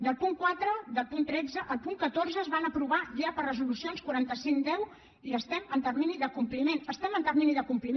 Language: Catalan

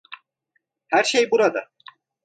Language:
Turkish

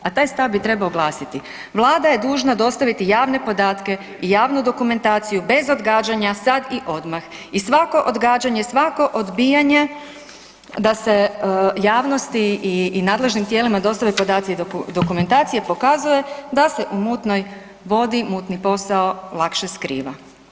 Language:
Croatian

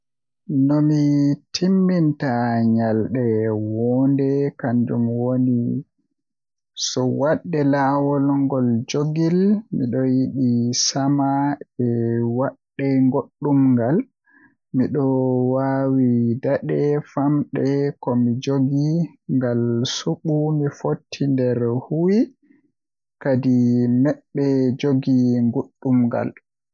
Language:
Western Niger Fulfulde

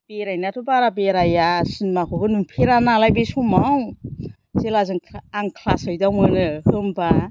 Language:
Bodo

